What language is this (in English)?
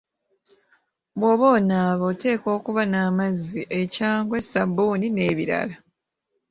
Ganda